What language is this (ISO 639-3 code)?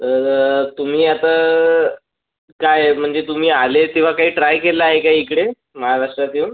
mar